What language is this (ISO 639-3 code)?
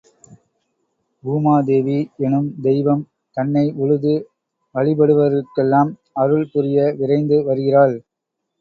tam